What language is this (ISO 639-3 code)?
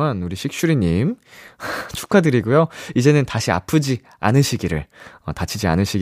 kor